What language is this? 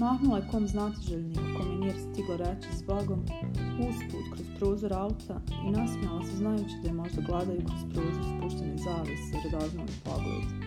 Croatian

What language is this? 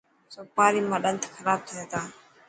Dhatki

